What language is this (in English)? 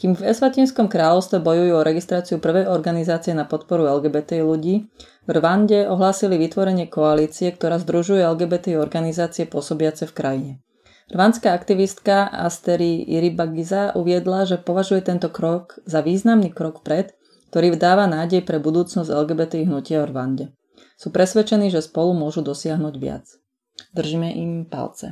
Slovak